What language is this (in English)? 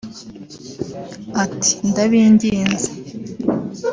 Kinyarwanda